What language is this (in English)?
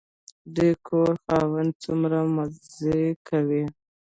Pashto